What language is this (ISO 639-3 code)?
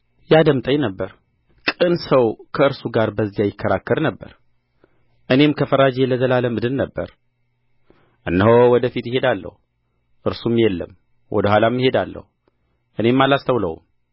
amh